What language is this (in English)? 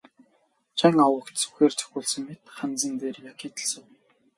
Mongolian